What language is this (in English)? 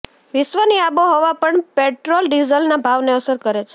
Gujarati